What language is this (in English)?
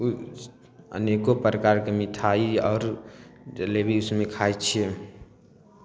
Maithili